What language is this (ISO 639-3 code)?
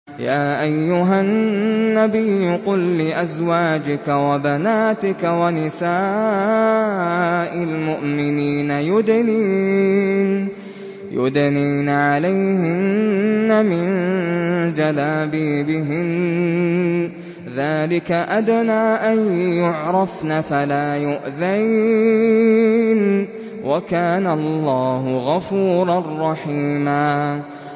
ara